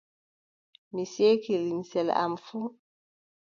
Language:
Adamawa Fulfulde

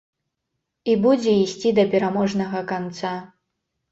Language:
Belarusian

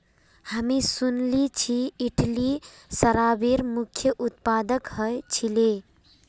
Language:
Magahi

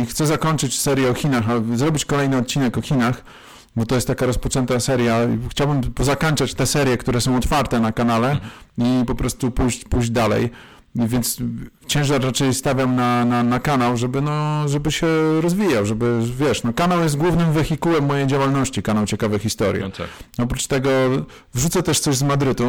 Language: Polish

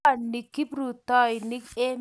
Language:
Kalenjin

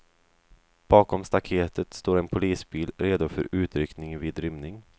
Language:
Swedish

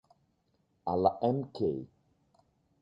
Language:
Italian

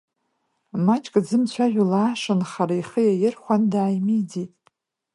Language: Abkhazian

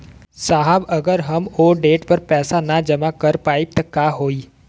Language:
Bhojpuri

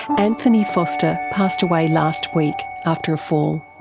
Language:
English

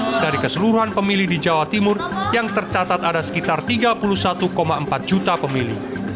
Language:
Indonesian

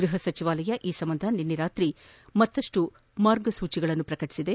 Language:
Kannada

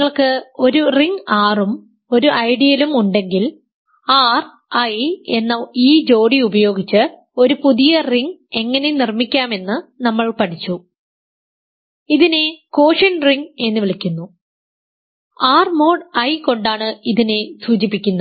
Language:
Malayalam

